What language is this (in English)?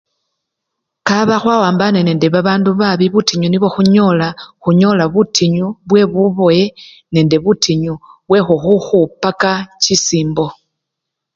Luyia